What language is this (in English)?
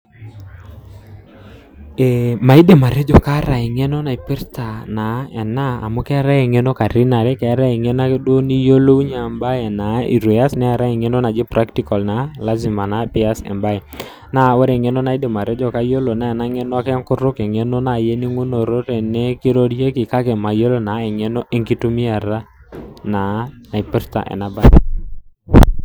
Masai